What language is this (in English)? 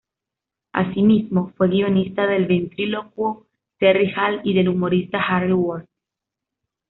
Spanish